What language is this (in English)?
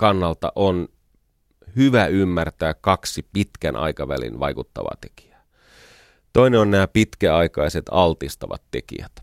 Finnish